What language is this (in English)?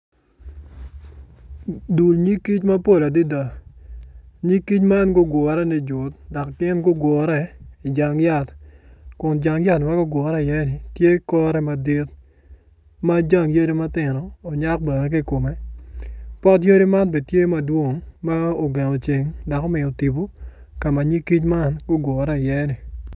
Acoli